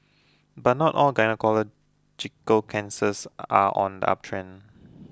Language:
English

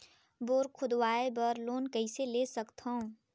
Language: Chhattisgarhi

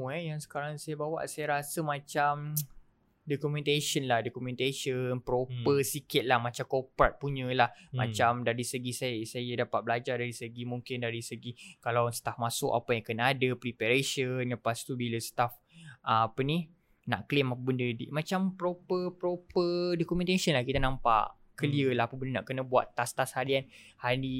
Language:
Malay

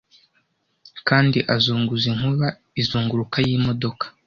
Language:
Kinyarwanda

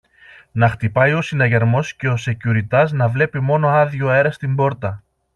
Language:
Greek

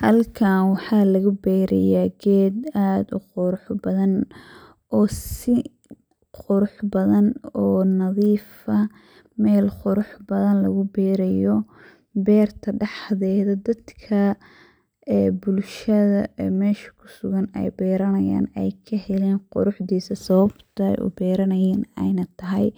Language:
Somali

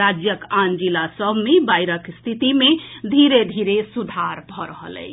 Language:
Maithili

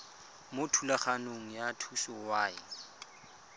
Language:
Tswana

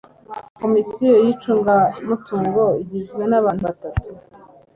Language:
Kinyarwanda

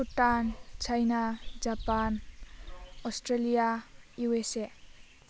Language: Bodo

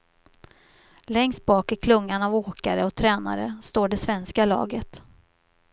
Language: Swedish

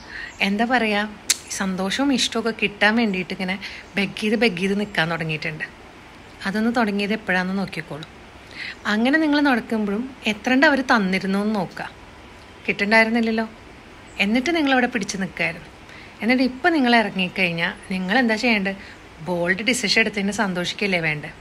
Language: Malayalam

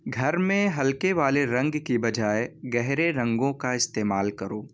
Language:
Urdu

